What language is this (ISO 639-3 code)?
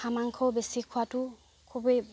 asm